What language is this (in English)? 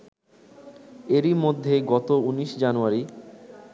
Bangla